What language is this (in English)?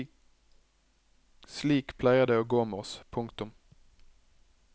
Norwegian